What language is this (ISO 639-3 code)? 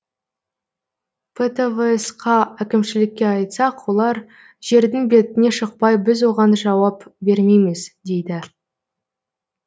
kaz